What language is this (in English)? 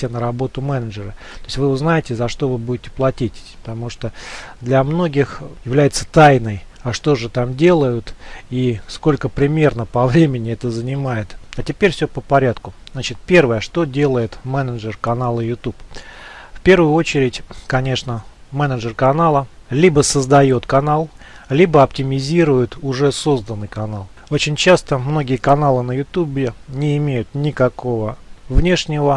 Russian